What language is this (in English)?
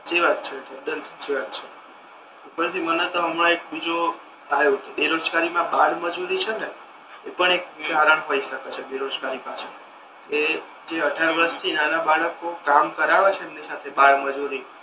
Gujarati